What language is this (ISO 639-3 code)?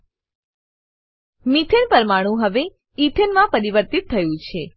guj